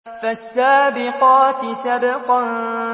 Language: Arabic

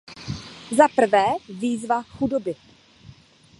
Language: Czech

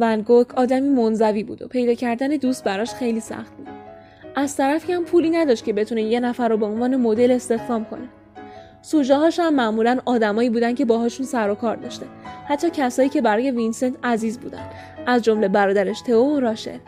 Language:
Persian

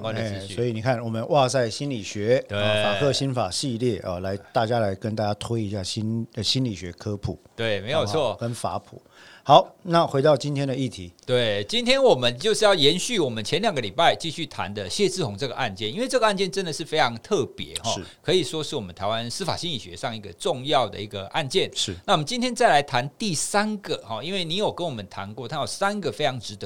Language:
Chinese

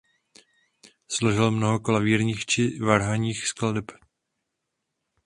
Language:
Czech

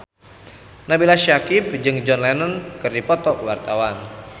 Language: Sundanese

